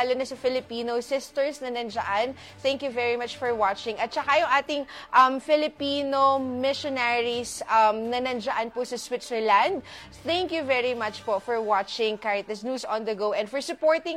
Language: Filipino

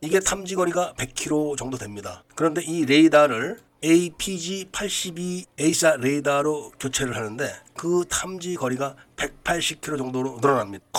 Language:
Korean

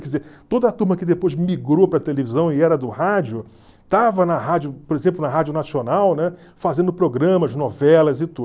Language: Portuguese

